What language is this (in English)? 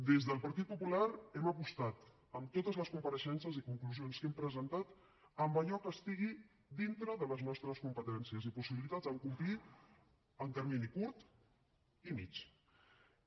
Catalan